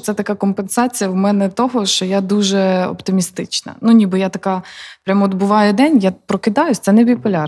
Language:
Ukrainian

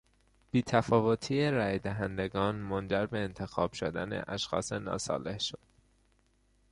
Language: Persian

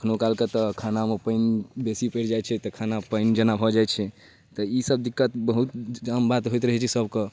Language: Maithili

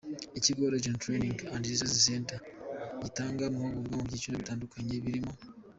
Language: Kinyarwanda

